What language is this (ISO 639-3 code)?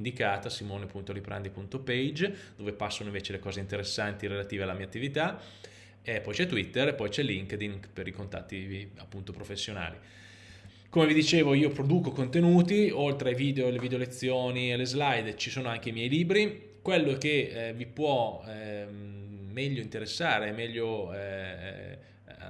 ita